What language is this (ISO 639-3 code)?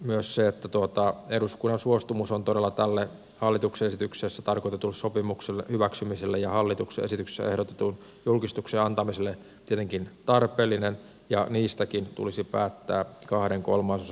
fin